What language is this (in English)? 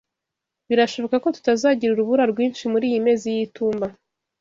Kinyarwanda